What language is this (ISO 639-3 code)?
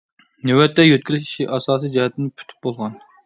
uig